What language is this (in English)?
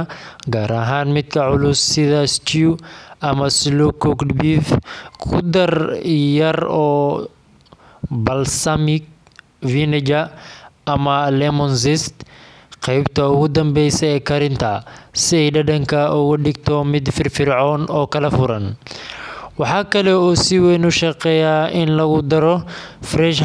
Somali